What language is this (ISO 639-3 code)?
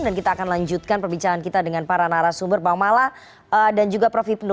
ind